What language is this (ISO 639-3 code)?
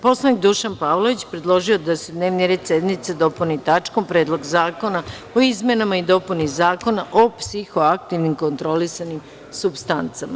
srp